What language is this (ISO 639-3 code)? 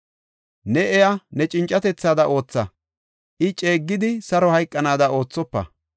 gof